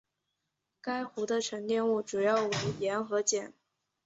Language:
Chinese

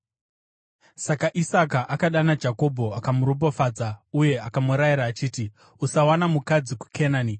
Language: Shona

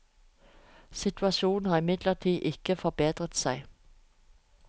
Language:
Norwegian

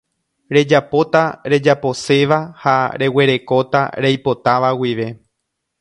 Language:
Guarani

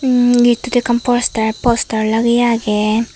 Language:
Chakma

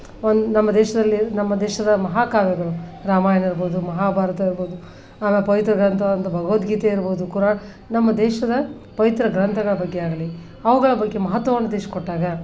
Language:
Kannada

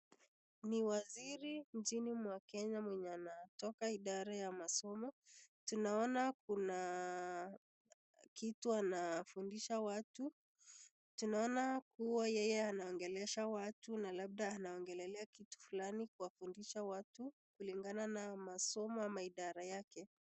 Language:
Swahili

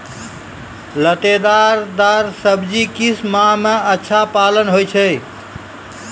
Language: Maithili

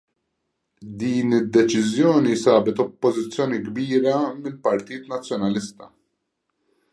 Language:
Maltese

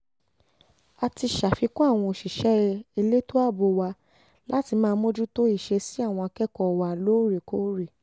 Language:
Yoruba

